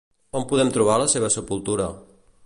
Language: Catalan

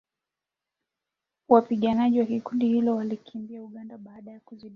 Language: Swahili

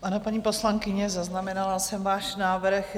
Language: Czech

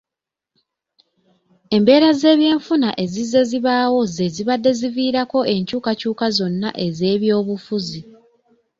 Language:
Ganda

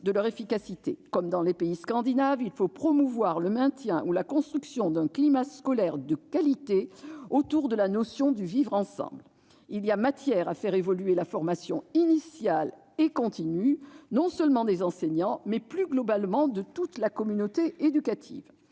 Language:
French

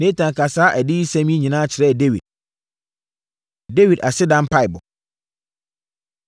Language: Akan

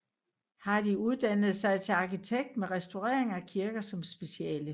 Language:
Danish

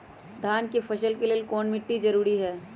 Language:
Magahi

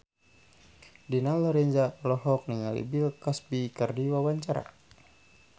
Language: Sundanese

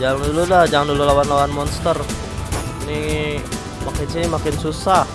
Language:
Indonesian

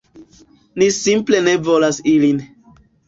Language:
Esperanto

